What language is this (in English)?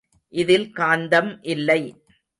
Tamil